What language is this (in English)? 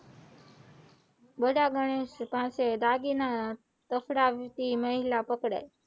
Gujarati